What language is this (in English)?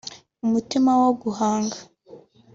Kinyarwanda